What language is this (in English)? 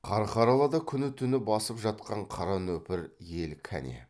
Kazakh